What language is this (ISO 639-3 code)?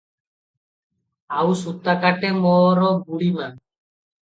ori